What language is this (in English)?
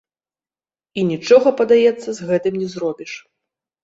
Belarusian